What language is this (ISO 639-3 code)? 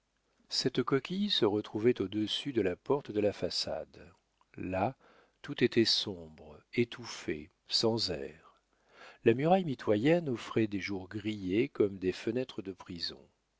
fra